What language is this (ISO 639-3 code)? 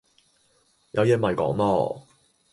yue